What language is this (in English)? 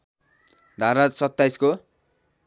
Nepali